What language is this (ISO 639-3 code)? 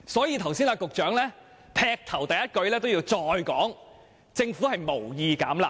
yue